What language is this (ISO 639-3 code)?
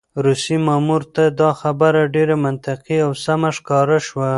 pus